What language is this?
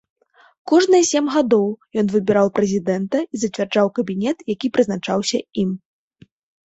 Belarusian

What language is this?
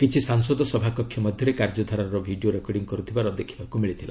Odia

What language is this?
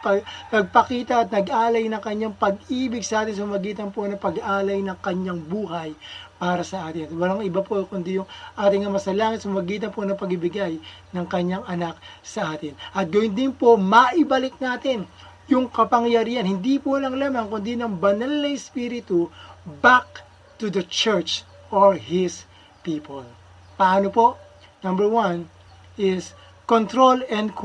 Filipino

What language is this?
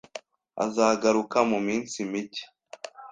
Kinyarwanda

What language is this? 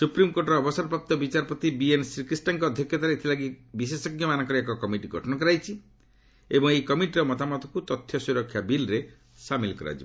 Odia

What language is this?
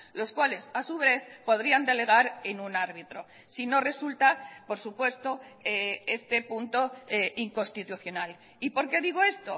Spanish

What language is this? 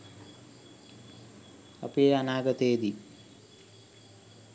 Sinhala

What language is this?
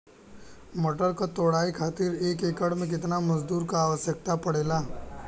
Bhojpuri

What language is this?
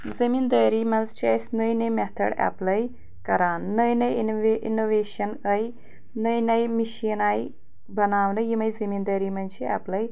Kashmiri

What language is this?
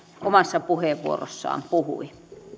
Finnish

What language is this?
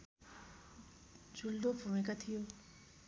Nepali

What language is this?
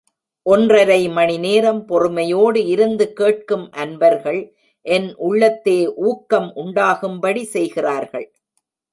Tamil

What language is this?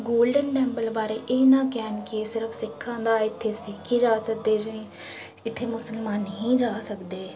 Punjabi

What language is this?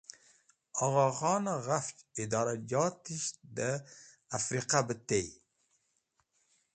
Wakhi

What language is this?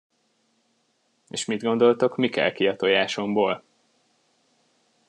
Hungarian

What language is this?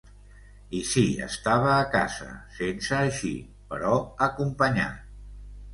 Catalan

